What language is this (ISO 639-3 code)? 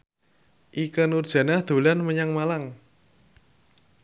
jav